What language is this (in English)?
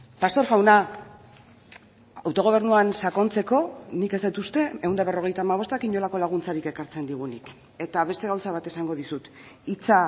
Basque